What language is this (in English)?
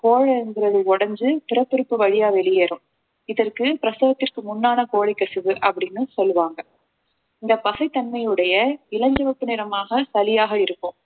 Tamil